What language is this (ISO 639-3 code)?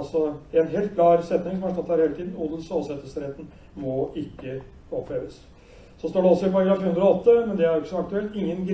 nor